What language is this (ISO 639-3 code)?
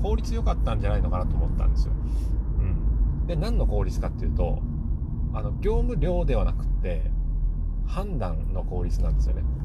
jpn